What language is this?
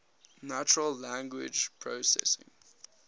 English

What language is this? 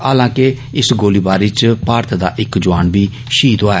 Dogri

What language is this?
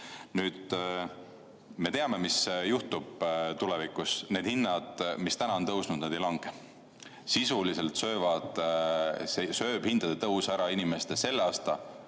Estonian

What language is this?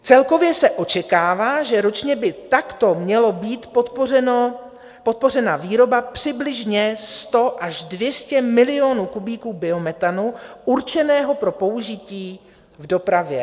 Czech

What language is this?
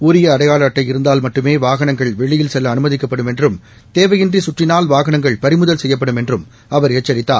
Tamil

